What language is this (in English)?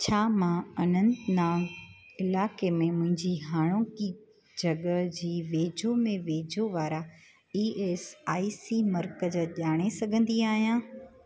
Sindhi